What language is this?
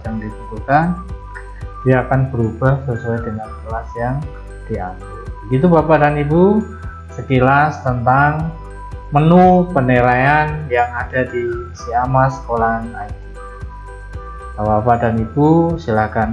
Indonesian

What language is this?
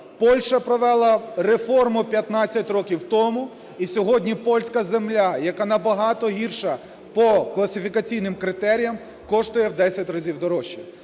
Ukrainian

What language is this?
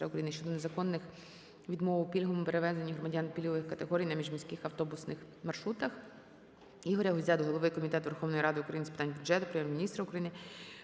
Ukrainian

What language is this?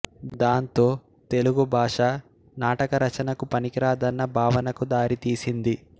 Telugu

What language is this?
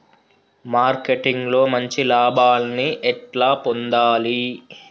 Telugu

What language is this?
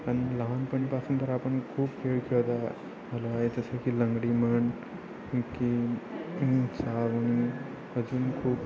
Marathi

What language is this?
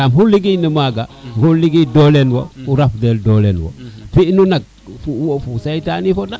Serer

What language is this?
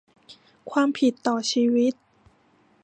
Thai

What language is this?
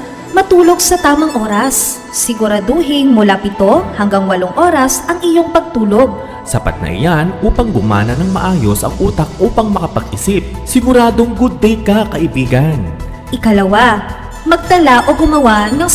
Filipino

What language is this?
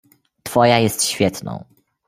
Polish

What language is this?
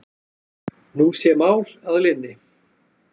Icelandic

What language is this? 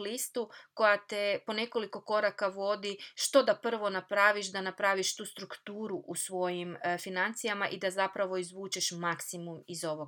Croatian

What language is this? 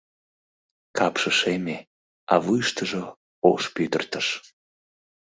Mari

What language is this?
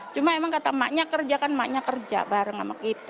Indonesian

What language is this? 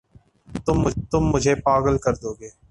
Urdu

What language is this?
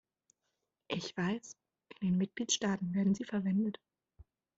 German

